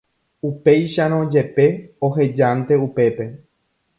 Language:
Guarani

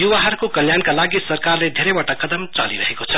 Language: Nepali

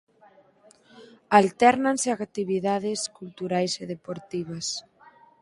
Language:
Galician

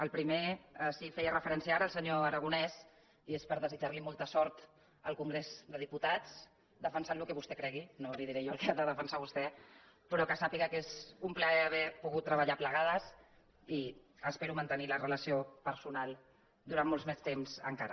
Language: Catalan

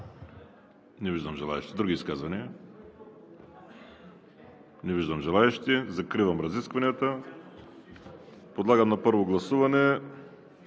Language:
Bulgarian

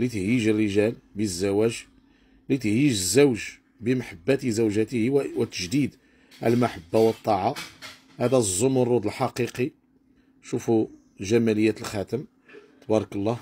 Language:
Arabic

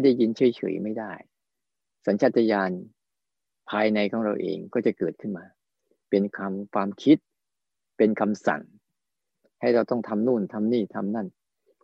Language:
Thai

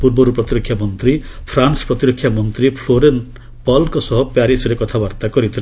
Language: Odia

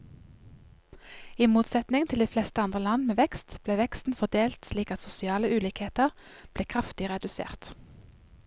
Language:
Norwegian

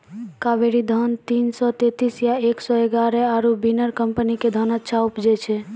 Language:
Maithili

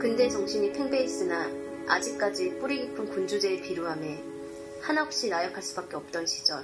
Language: Korean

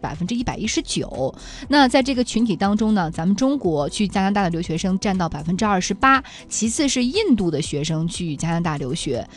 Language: Chinese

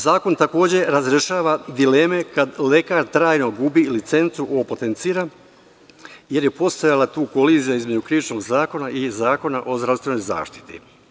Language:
Serbian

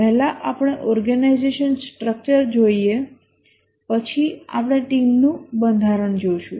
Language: Gujarati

